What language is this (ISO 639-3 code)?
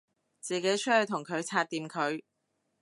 yue